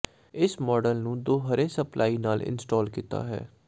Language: Punjabi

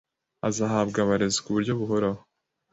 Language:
Kinyarwanda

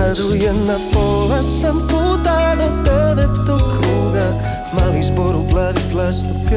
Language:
Croatian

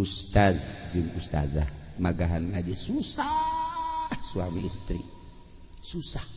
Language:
Indonesian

